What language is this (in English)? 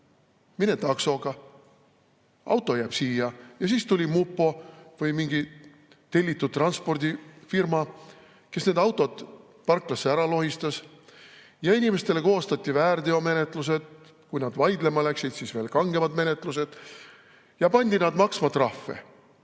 Estonian